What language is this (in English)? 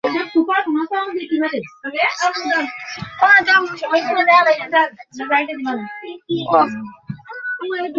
Bangla